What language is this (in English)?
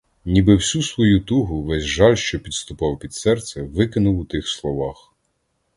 Ukrainian